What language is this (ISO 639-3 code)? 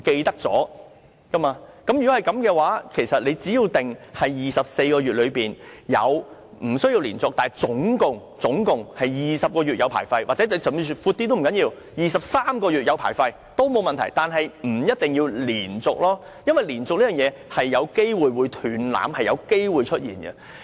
yue